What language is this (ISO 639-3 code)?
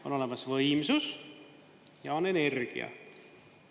est